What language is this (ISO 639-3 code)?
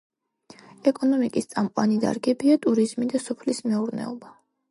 kat